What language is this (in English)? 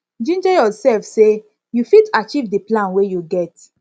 Nigerian Pidgin